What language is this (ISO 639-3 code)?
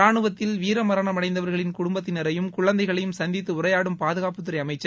tam